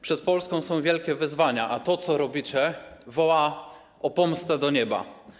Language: Polish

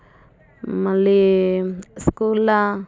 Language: Telugu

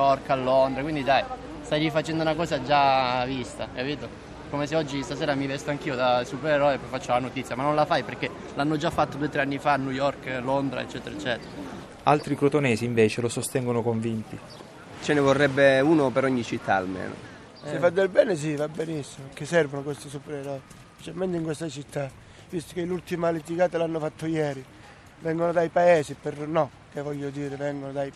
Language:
Italian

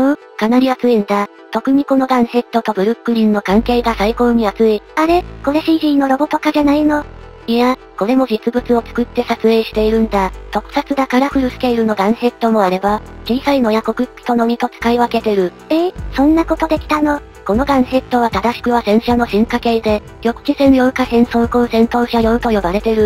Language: Japanese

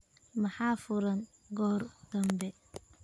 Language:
Somali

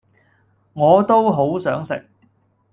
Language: Cantonese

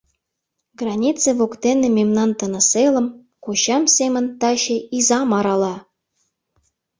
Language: Mari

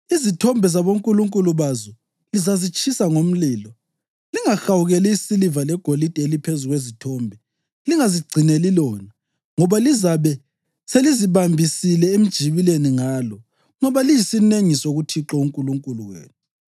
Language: North Ndebele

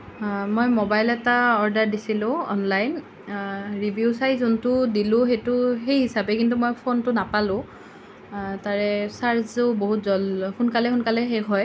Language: Assamese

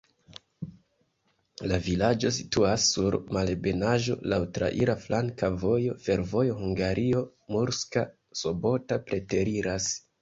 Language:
Esperanto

